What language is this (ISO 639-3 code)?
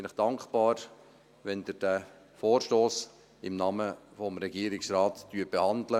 gsw